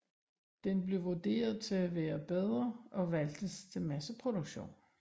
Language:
Danish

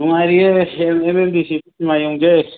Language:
Manipuri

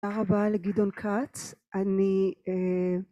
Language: Hebrew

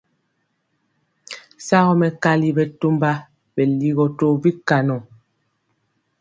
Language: Mpiemo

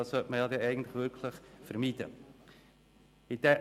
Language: Swiss German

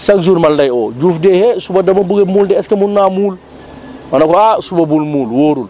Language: Wolof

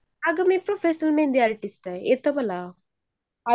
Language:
Marathi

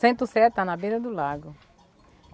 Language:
Portuguese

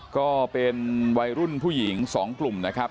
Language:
Thai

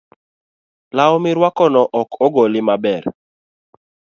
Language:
Luo (Kenya and Tanzania)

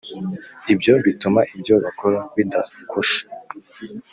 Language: Kinyarwanda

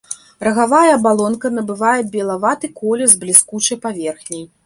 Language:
Belarusian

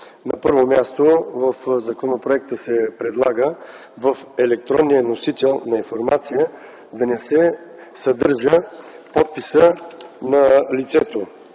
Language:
Bulgarian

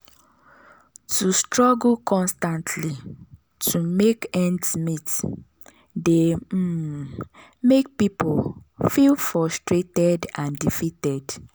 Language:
Nigerian Pidgin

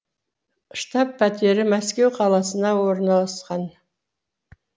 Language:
Kazakh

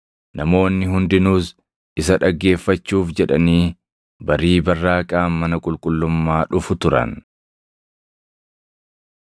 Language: Oromo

